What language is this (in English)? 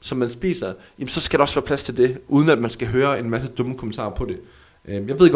Danish